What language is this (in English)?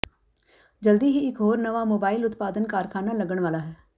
Punjabi